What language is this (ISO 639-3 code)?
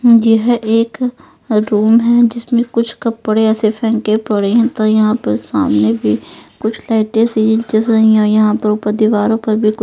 hin